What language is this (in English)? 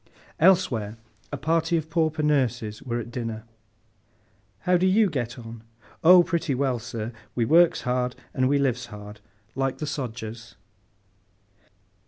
English